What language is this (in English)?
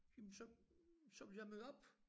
Danish